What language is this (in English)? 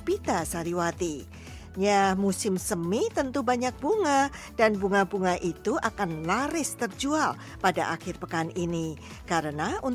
Indonesian